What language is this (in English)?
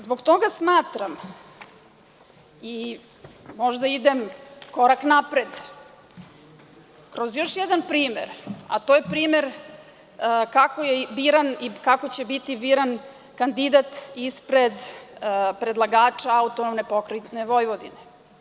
Serbian